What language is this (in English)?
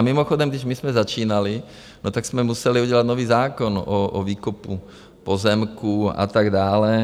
Czech